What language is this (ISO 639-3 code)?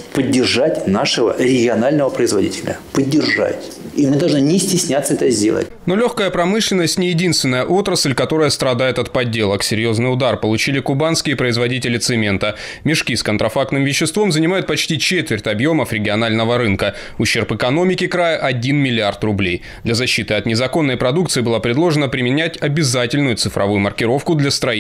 rus